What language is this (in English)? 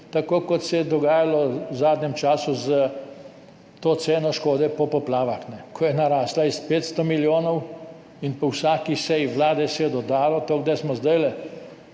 Slovenian